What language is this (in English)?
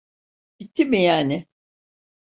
Turkish